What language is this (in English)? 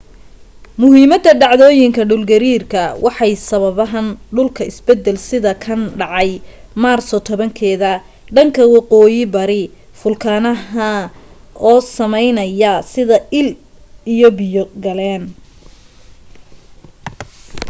Somali